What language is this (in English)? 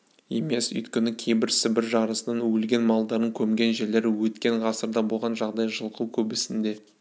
Kazakh